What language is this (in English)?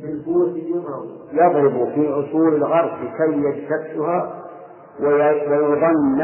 Arabic